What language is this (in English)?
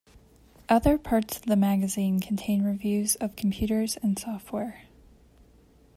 English